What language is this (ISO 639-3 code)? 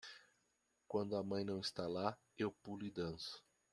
por